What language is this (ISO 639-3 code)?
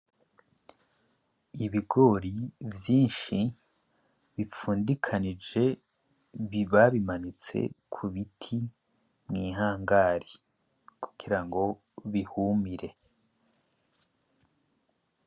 run